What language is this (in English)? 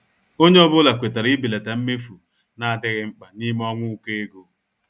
Igbo